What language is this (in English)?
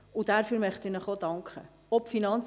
Swiss German